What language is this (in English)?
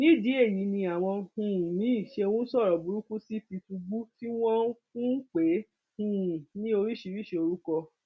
Yoruba